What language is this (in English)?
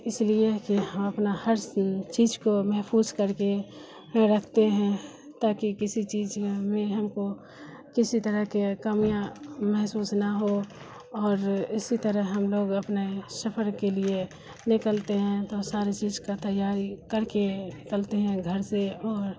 Urdu